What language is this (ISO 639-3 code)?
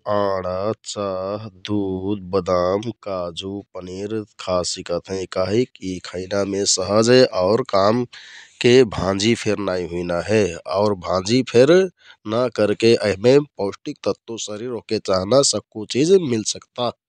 tkt